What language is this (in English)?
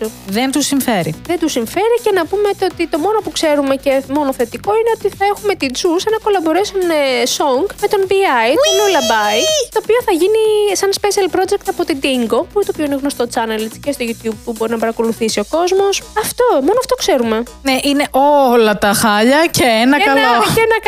Greek